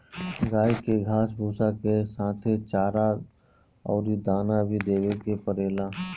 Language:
Bhojpuri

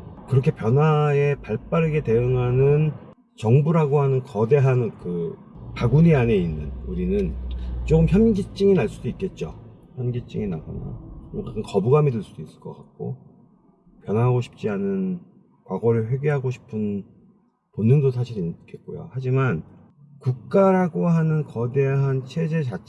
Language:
Korean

